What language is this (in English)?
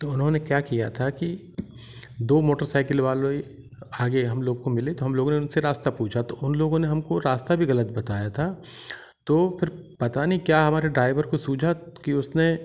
Hindi